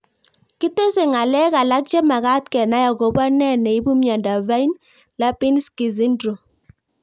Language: Kalenjin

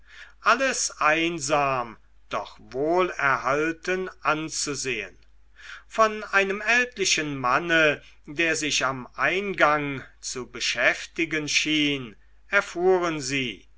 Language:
German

